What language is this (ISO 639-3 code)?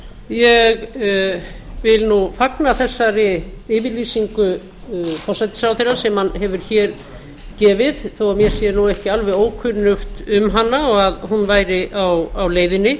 isl